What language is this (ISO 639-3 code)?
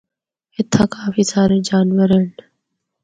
hno